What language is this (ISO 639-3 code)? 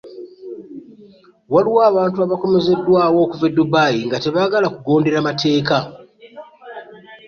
lug